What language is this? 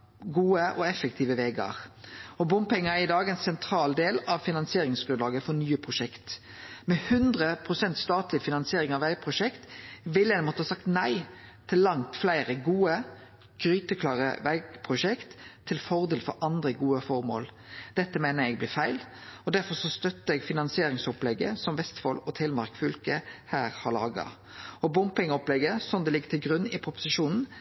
Norwegian Nynorsk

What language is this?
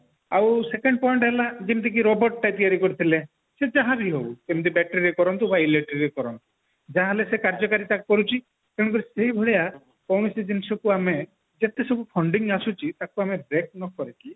Odia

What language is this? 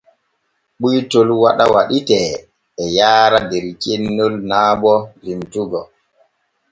Borgu Fulfulde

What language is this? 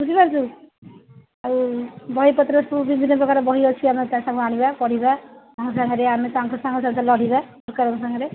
Odia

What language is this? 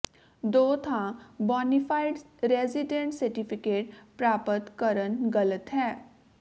Punjabi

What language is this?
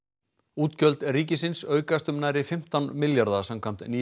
Icelandic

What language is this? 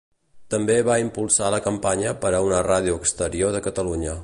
Catalan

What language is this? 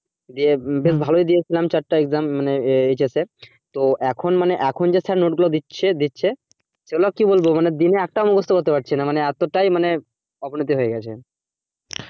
Bangla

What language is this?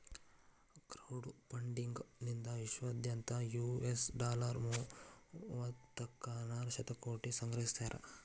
Kannada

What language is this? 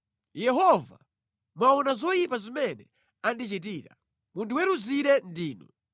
Nyanja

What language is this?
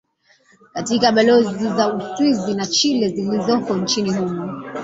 Swahili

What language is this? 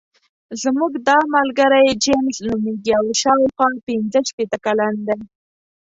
Pashto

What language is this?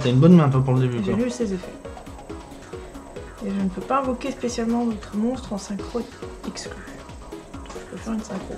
French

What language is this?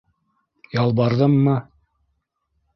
Bashkir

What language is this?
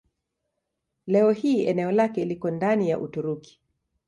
Swahili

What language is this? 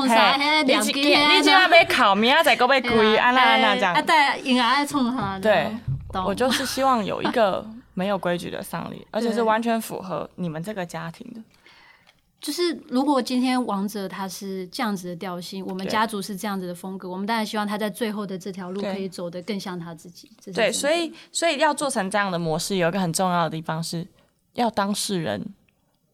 Chinese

